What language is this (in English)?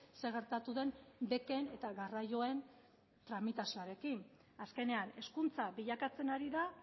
Basque